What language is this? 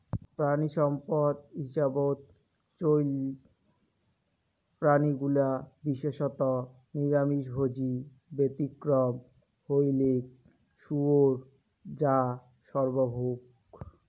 Bangla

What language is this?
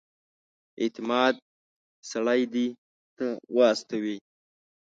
Pashto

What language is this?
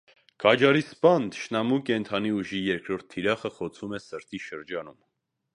Armenian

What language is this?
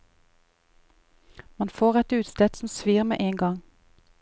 Norwegian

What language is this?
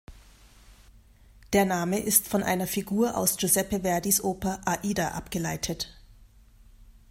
German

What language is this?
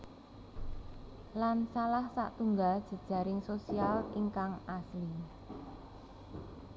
Javanese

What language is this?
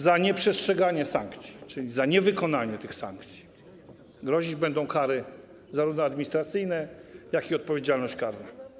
Polish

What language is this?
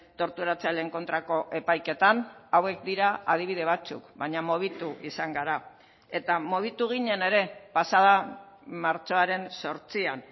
Basque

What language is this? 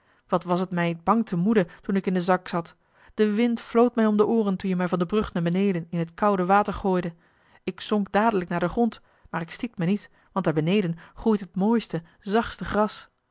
Dutch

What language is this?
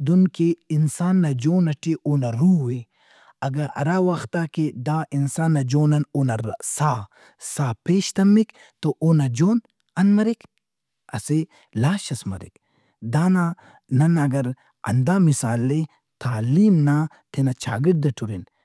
Brahui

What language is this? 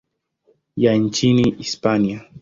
Swahili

